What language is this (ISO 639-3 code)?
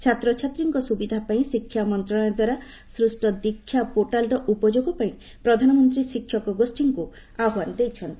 ori